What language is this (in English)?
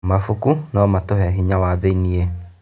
Kikuyu